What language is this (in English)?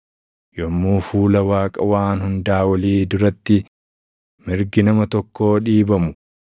Oromo